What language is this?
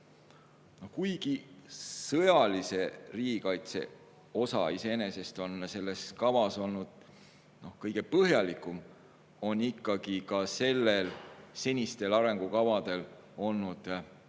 Estonian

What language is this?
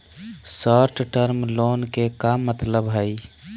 Magahi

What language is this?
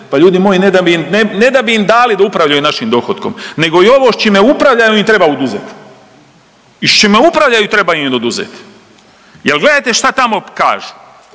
Croatian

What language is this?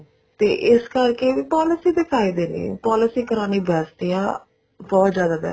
Punjabi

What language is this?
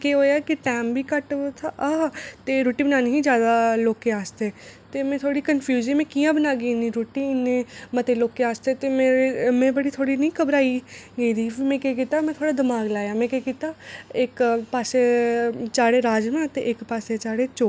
Dogri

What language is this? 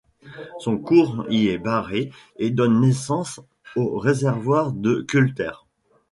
French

